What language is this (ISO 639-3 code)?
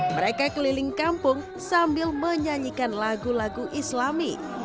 ind